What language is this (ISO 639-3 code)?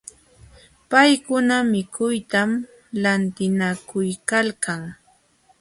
qxw